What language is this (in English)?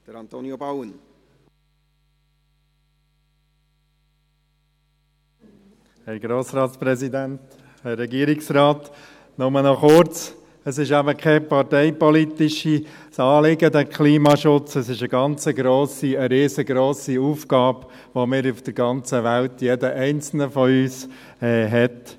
Swiss German